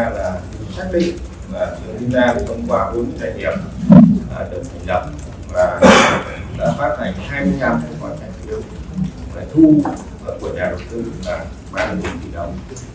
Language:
Vietnamese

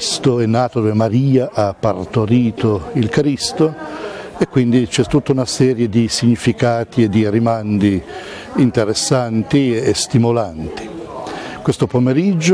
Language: Italian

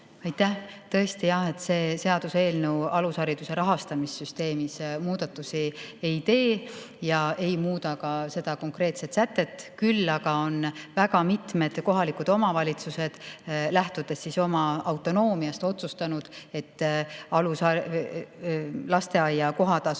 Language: Estonian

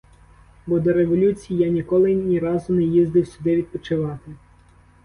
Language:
Ukrainian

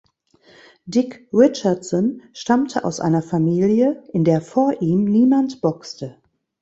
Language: German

